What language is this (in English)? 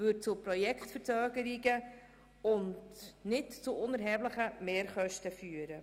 Swiss German